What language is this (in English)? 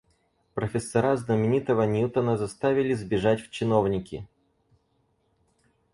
Russian